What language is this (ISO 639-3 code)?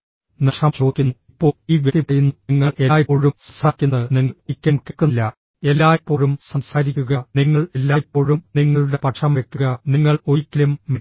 mal